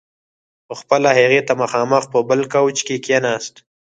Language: Pashto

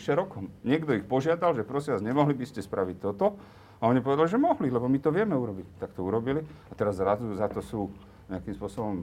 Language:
Slovak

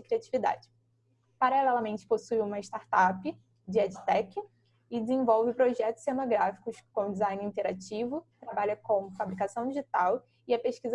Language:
Portuguese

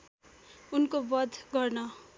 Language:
Nepali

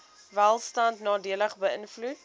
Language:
Afrikaans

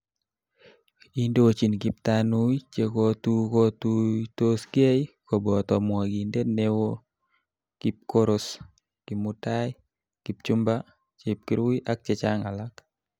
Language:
Kalenjin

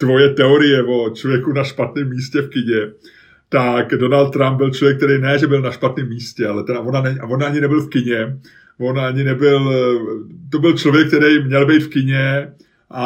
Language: Czech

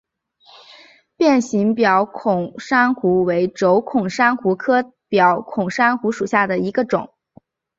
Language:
Chinese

